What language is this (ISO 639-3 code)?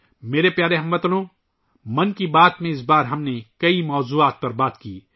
urd